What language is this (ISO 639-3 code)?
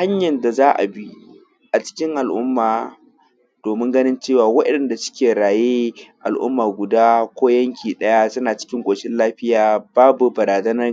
hau